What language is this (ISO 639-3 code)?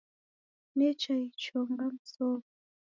dav